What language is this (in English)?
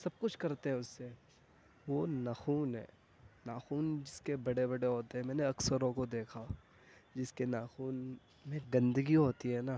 Urdu